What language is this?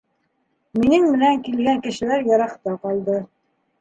Bashkir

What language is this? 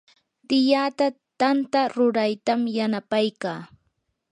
Yanahuanca Pasco Quechua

